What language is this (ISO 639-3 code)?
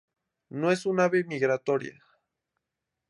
spa